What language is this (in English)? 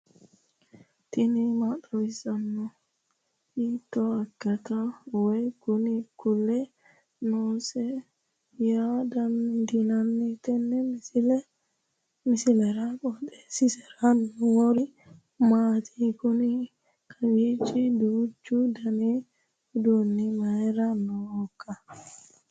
Sidamo